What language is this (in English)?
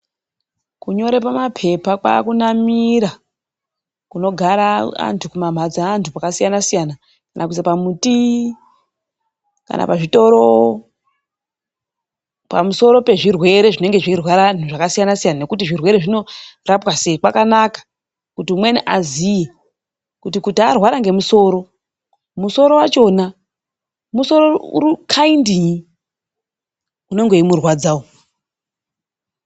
Ndau